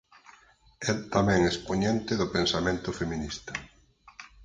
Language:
Galician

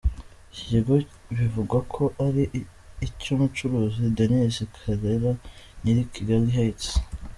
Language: Kinyarwanda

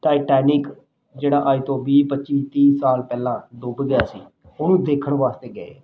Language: Punjabi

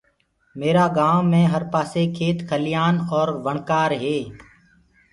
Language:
Gurgula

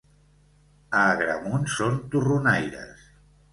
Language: Catalan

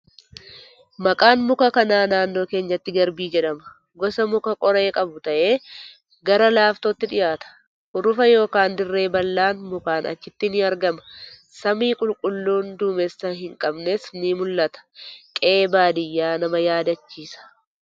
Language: Oromo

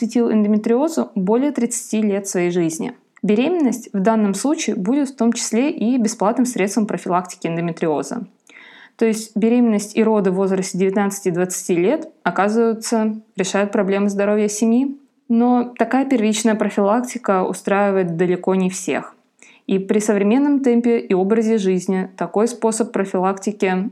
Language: Russian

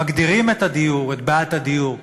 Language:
Hebrew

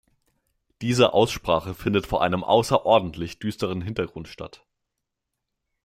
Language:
German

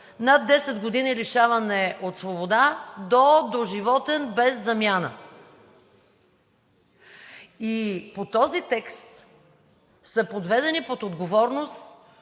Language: Bulgarian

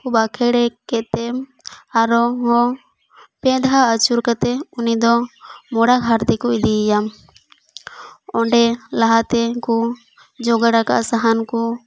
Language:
Santali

